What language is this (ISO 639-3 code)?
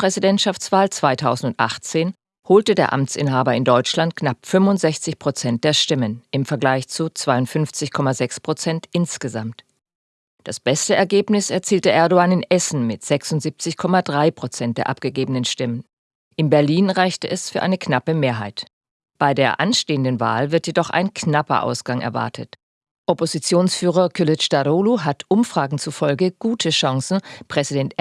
deu